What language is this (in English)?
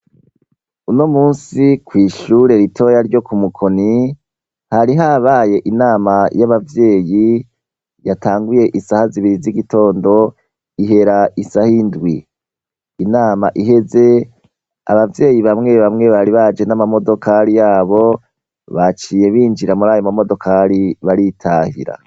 Rundi